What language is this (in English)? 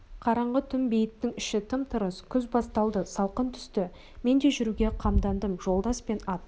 Kazakh